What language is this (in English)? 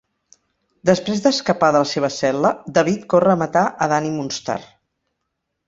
Catalan